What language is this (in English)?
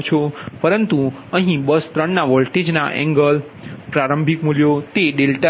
Gujarati